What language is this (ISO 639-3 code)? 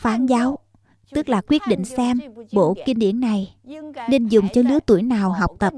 vie